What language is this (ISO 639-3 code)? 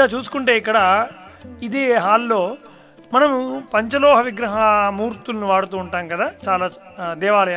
tha